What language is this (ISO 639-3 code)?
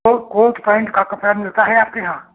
hin